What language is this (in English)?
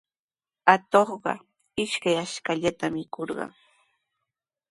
Sihuas Ancash Quechua